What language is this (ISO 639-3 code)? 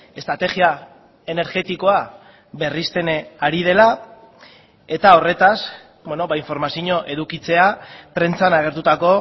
eus